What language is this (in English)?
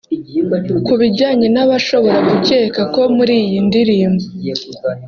Kinyarwanda